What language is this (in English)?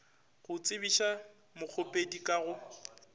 Northern Sotho